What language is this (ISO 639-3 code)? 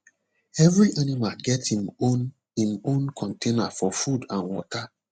pcm